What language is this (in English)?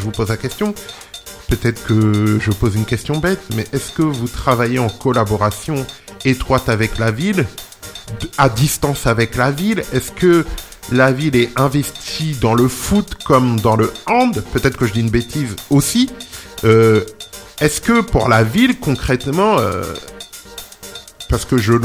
French